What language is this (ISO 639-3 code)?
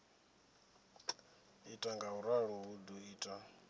ven